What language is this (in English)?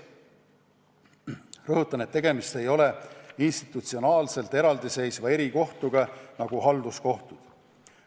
Estonian